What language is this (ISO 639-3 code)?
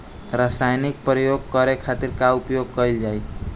bho